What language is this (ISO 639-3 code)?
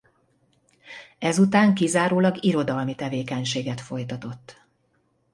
hun